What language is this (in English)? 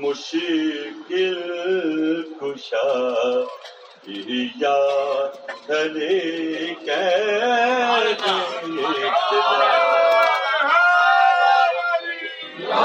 Urdu